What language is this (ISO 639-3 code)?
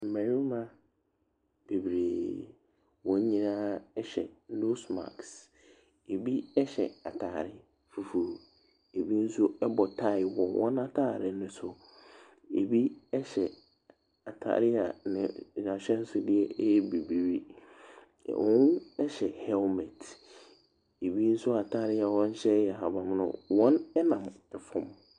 aka